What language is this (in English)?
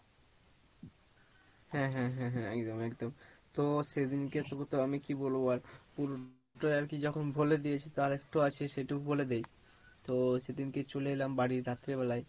Bangla